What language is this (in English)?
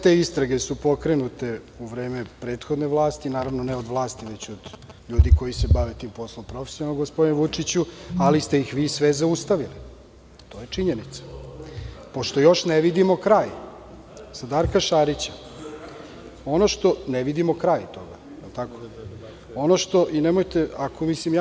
Serbian